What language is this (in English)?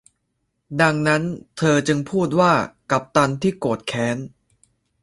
Thai